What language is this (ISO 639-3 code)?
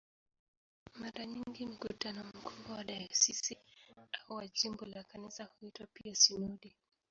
swa